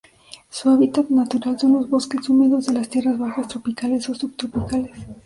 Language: Spanish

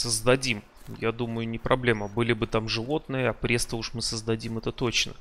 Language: Russian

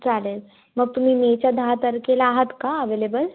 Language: Marathi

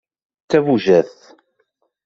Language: Kabyle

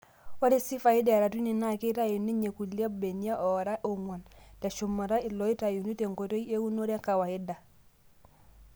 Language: Masai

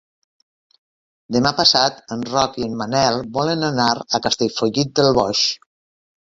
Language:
Catalan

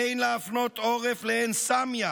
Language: Hebrew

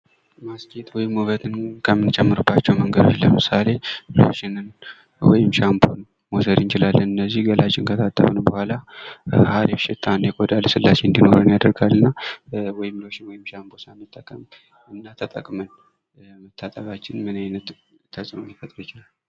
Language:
Amharic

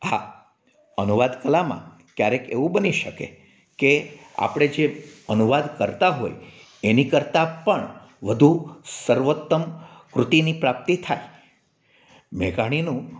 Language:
Gujarati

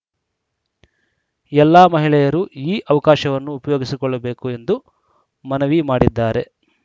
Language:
Kannada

